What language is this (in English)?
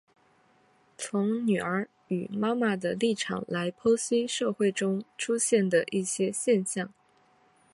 Chinese